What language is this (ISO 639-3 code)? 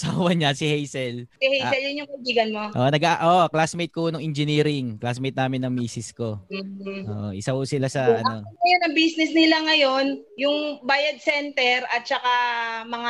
fil